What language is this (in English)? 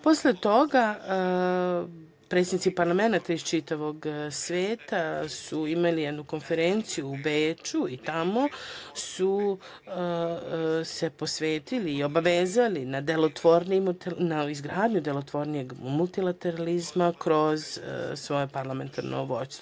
Serbian